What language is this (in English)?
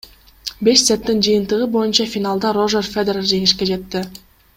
Kyrgyz